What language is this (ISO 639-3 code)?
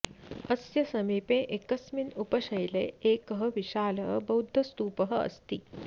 san